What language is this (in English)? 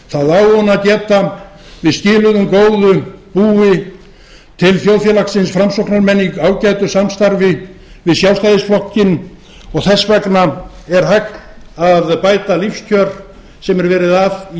Icelandic